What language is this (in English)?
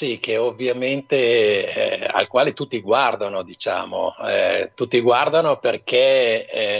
Italian